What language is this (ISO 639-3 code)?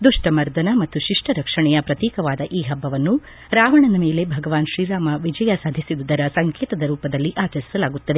kan